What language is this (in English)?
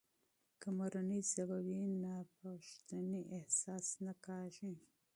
Pashto